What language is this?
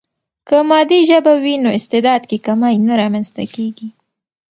Pashto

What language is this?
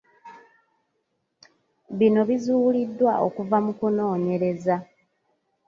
Ganda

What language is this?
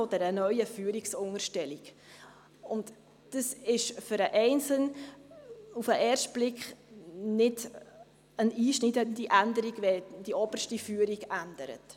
Swiss German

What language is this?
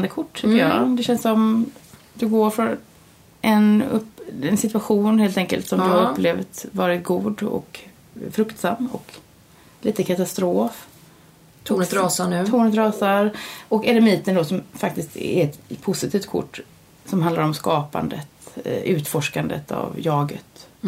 Swedish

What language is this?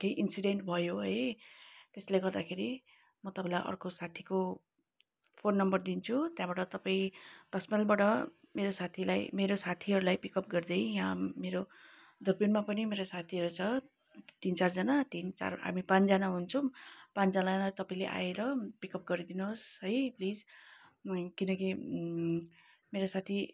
Nepali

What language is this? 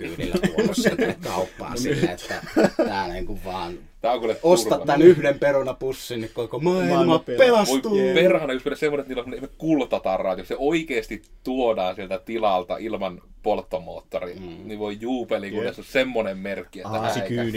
Finnish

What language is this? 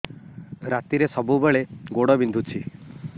Odia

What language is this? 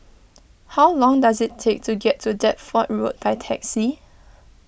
English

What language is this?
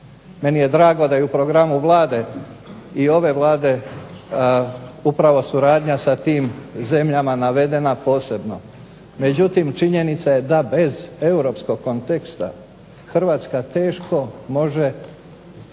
Croatian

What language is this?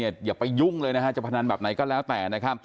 Thai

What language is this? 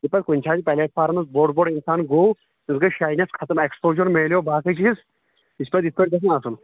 Kashmiri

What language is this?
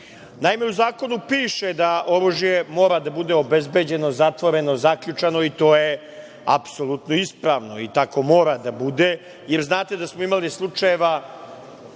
Serbian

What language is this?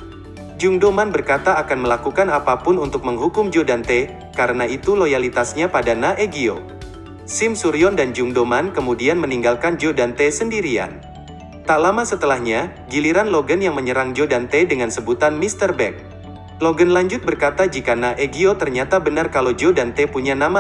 Indonesian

